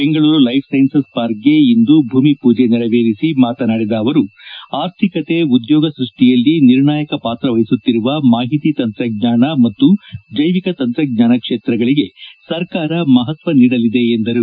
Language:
Kannada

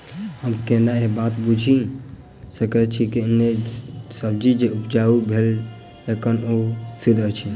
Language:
Maithili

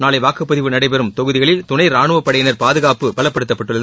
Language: Tamil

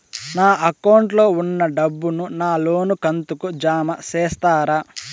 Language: Telugu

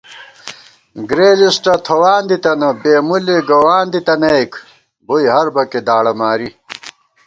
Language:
Gawar-Bati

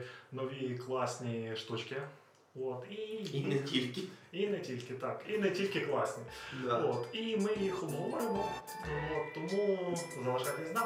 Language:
Ukrainian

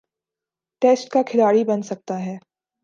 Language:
Urdu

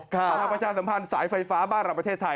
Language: Thai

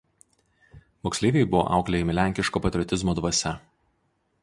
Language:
Lithuanian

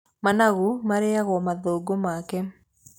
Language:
Kikuyu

